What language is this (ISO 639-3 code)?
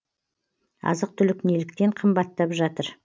kaz